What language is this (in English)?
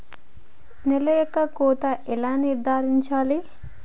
Telugu